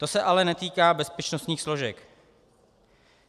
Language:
Czech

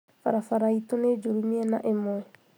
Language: Kikuyu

